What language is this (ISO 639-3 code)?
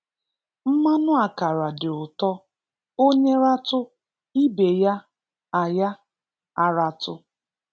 ibo